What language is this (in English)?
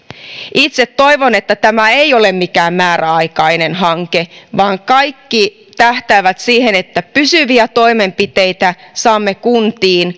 Finnish